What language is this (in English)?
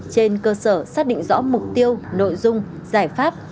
Vietnamese